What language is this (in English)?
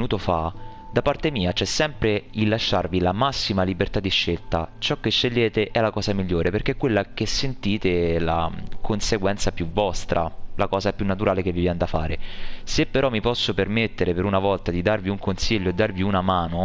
Italian